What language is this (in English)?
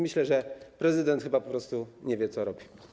Polish